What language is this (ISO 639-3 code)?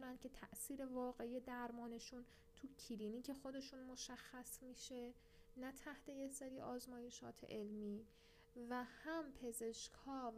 fas